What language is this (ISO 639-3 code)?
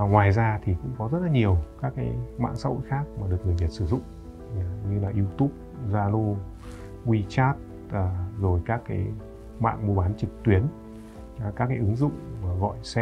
vie